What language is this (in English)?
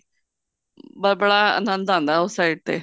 Punjabi